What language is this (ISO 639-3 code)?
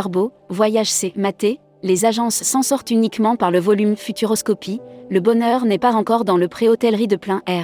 fra